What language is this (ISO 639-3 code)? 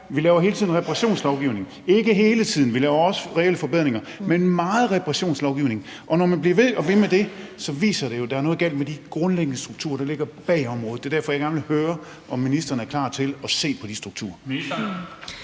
dan